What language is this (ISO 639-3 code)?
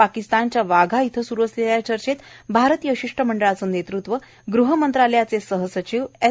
mar